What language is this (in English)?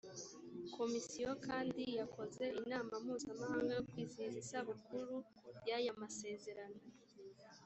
Kinyarwanda